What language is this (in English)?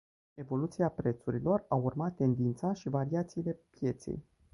Romanian